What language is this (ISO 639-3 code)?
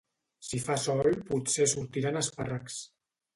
cat